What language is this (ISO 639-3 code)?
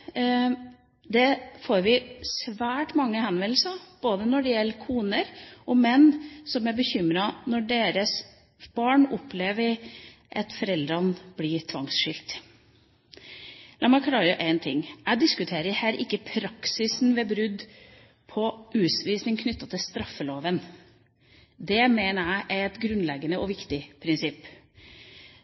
nob